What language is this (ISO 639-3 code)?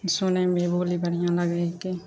mai